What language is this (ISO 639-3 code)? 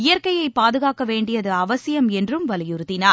tam